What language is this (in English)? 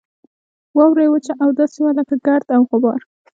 Pashto